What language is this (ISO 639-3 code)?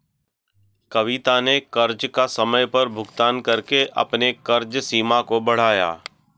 hin